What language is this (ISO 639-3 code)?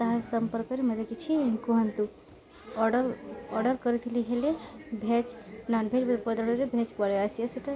ori